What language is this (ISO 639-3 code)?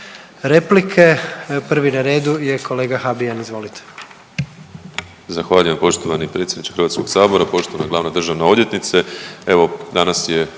hrv